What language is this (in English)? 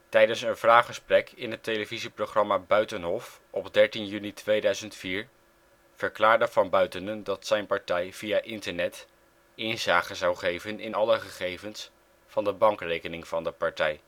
Dutch